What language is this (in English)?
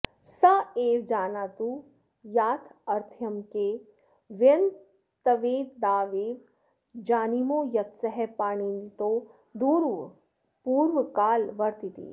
Sanskrit